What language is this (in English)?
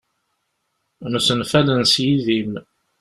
Kabyle